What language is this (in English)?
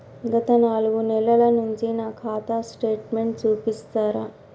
Telugu